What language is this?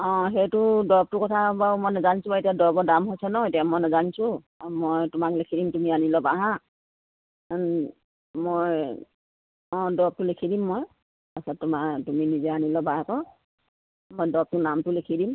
Assamese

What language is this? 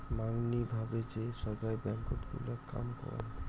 Bangla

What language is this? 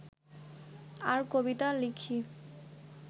Bangla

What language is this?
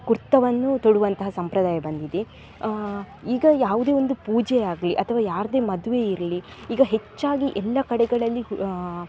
Kannada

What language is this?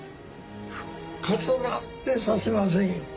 Japanese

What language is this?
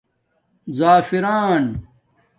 Domaaki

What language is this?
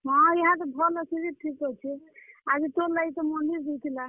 Odia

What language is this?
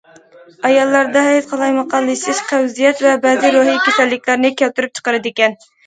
Uyghur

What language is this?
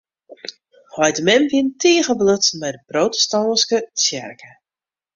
Western Frisian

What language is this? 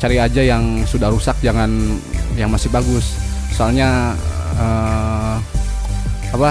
Indonesian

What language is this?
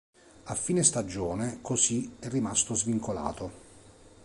Italian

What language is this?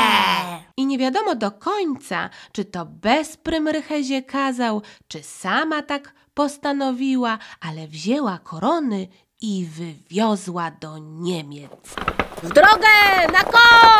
Polish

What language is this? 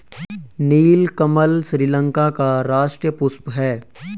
Hindi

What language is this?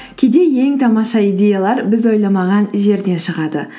Kazakh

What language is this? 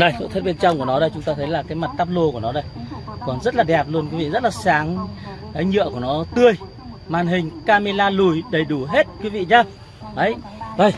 Vietnamese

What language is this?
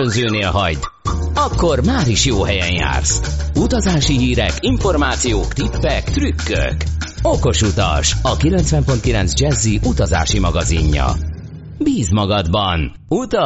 Hungarian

